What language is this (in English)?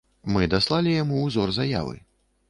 Belarusian